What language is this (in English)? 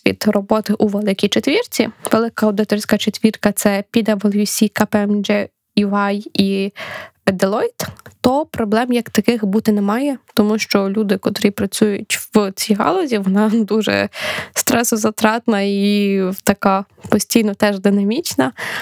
Ukrainian